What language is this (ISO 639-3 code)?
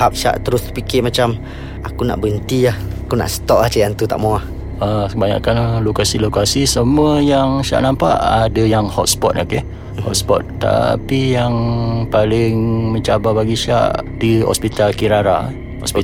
msa